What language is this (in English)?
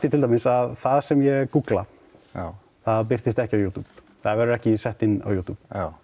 Icelandic